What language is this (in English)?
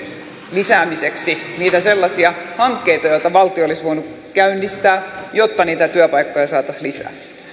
Finnish